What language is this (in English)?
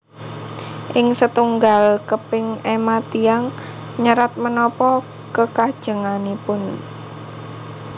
Javanese